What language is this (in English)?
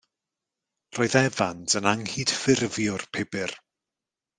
Welsh